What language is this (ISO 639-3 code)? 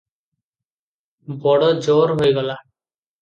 ori